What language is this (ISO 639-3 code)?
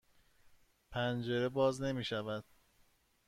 fas